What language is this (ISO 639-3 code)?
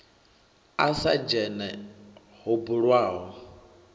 ven